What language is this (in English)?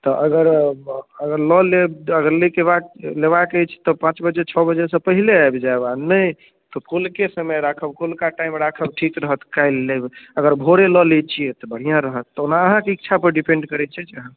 Maithili